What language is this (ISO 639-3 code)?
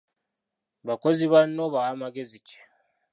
lug